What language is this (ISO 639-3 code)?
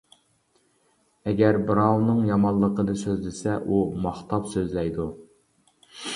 uig